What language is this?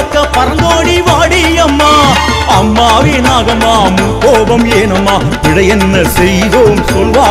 Arabic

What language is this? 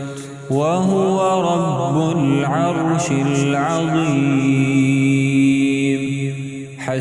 Arabic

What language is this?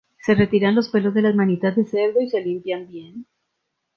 Spanish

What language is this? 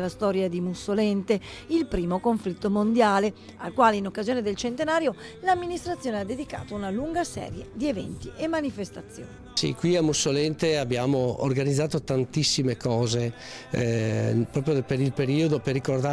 Italian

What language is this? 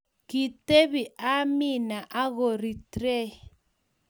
Kalenjin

